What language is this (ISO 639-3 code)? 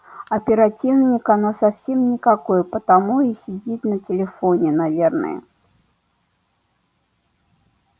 rus